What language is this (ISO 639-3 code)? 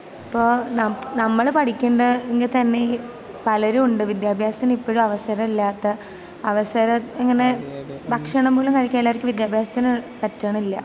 mal